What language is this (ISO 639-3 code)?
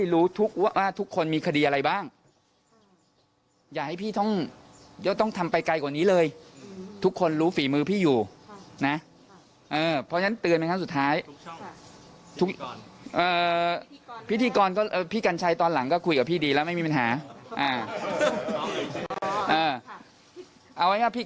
tha